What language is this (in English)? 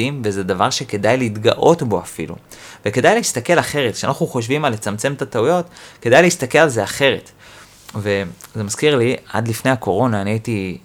Hebrew